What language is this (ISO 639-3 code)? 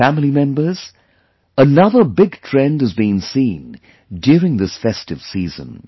eng